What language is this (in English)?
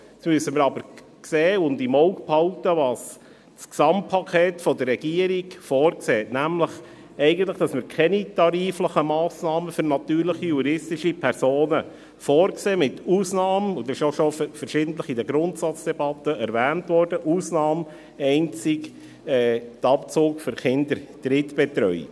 Swiss German